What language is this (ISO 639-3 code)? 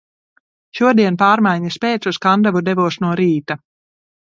lav